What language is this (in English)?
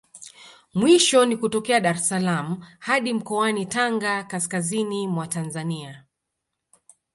Swahili